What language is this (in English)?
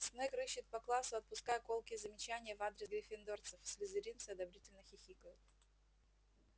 Russian